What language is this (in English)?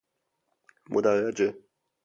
Persian